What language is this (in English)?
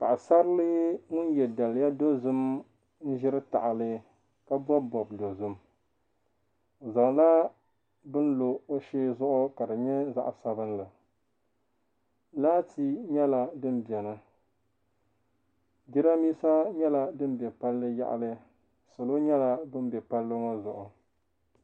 Dagbani